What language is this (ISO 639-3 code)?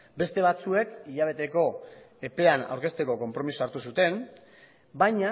eus